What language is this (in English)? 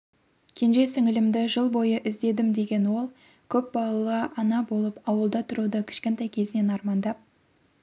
Kazakh